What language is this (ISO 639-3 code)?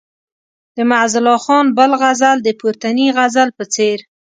pus